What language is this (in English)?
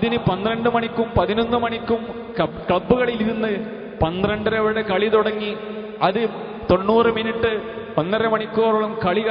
Arabic